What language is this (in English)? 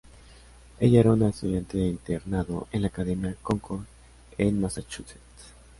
Spanish